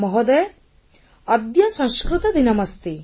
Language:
Odia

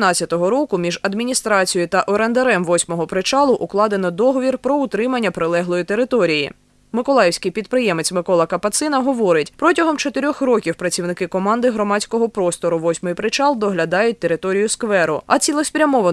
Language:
Ukrainian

